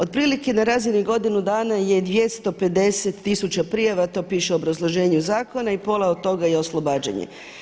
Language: Croatian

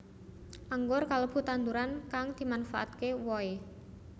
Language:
Javanese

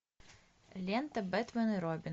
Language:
Russian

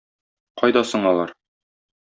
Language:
Tatar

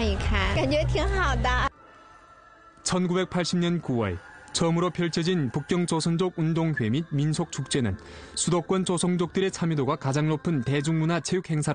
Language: Korean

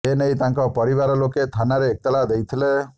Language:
Odia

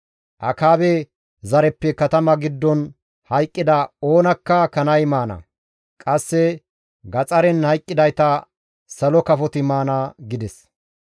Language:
Gamo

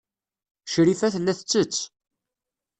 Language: Kabyle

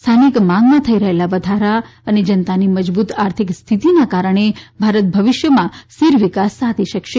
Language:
Gujarati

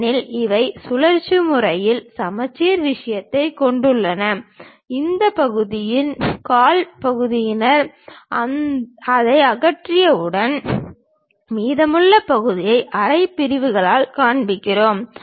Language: Tamil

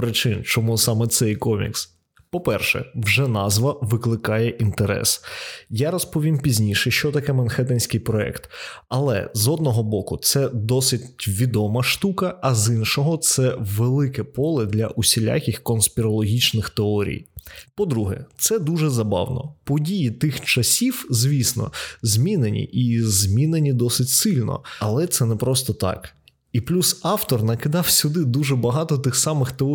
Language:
Ukrainian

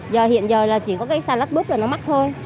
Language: Vietnamese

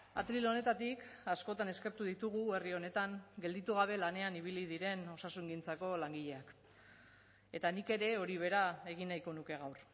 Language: Basque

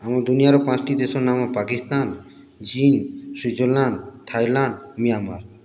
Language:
Odia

